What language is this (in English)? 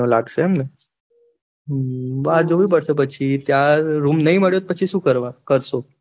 Gujarati